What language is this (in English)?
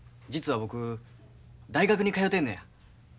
Japanese